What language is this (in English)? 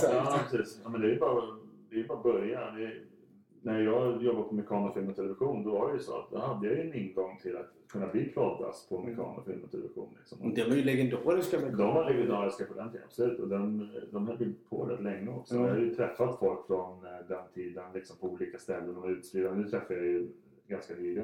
Swedish